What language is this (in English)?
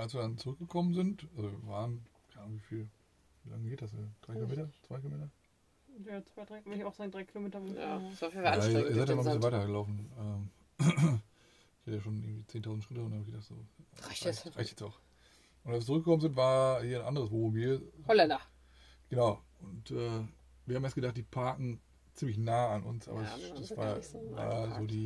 German